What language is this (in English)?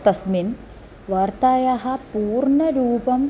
Sanskrit